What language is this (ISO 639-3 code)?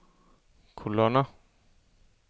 dan